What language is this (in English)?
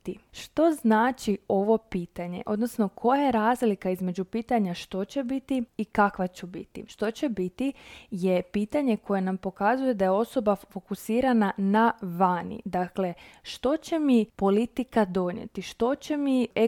Croatian